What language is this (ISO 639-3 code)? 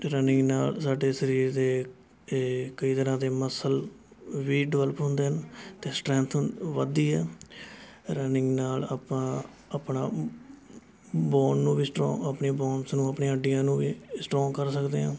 pan